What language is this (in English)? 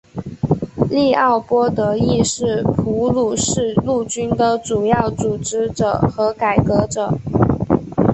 Chinese